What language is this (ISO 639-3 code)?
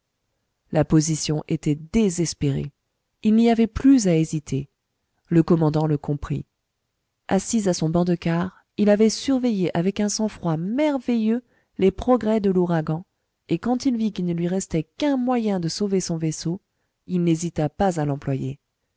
fra